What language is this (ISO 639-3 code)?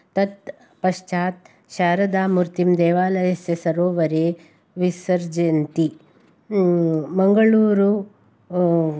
san